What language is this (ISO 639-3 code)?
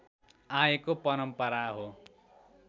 nep